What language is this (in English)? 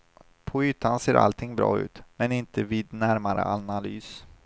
Swedish